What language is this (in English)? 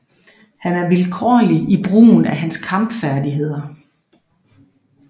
Danish